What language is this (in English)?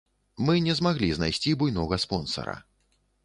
Belarusian